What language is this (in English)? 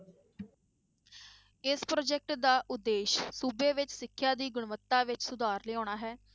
Punjabi